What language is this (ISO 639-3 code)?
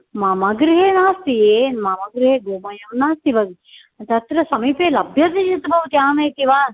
san